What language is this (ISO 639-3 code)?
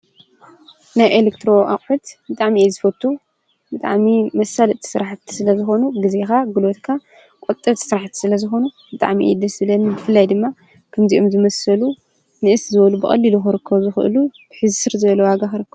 tir